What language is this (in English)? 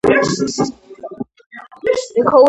Georgian